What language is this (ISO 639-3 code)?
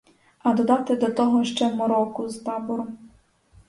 ukr